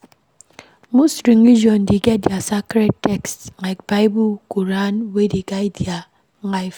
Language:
Nigerian Pidgin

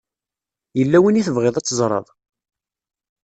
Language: Kabyle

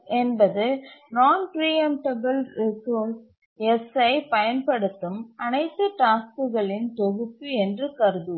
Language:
Tamil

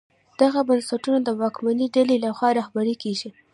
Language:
Pashto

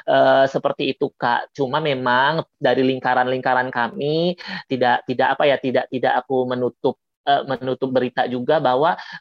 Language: Indonesian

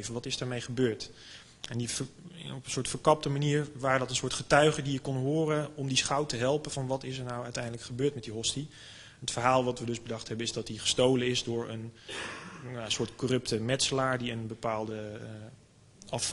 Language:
Dutch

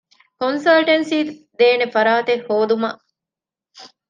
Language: Divehi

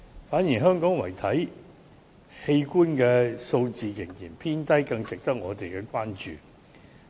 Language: Cantonese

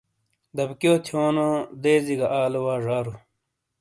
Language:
Shina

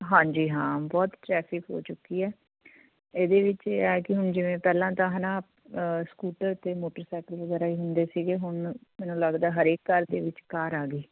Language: Punjabi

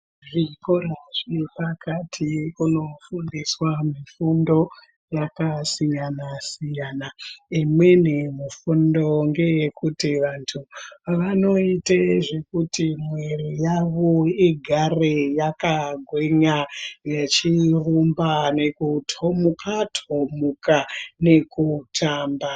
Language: Ndau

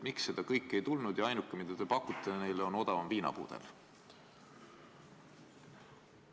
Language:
Estonian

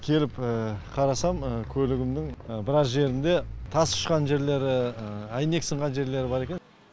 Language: Kazakh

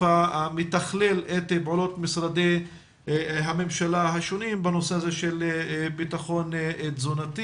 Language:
Hebrew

